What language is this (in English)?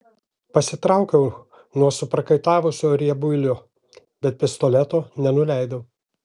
Lithuanian